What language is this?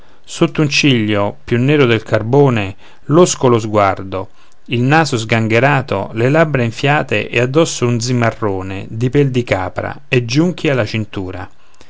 Italian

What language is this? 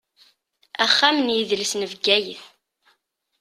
Kabyle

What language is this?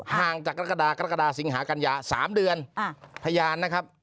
Thai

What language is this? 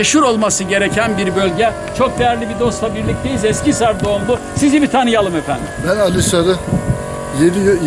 Turkish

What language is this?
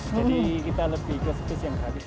Indonesian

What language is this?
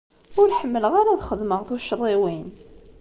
Kabyle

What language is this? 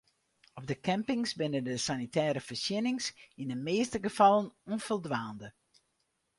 Western Frisian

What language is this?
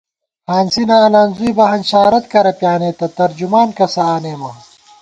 Gawar-Bati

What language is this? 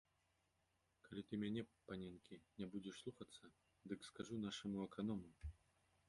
Belarusian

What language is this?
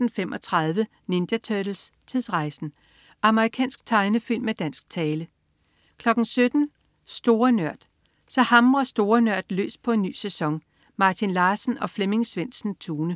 Danish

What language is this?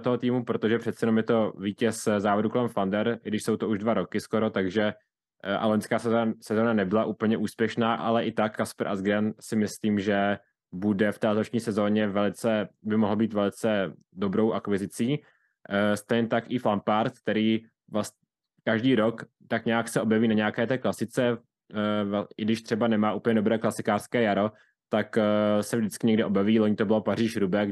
Czech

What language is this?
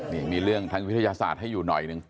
Thai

